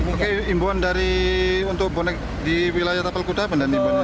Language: Indonesian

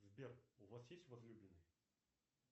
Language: Russian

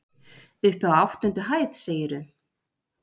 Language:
Icelandic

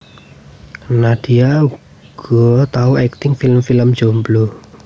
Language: Javanese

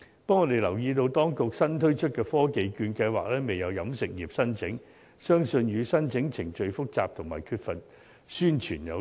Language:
Cantonese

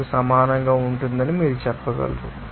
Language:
Telugu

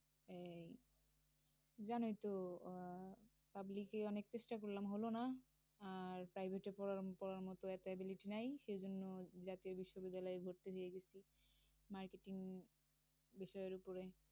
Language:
Bangla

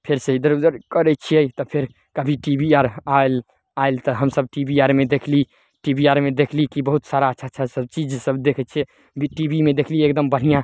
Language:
Maithili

